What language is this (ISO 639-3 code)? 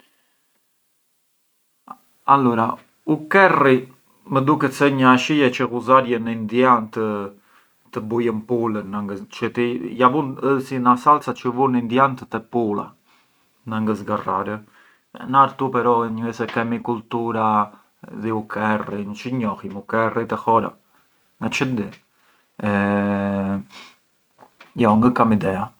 aae